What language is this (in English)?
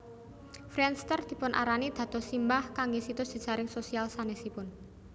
Javanese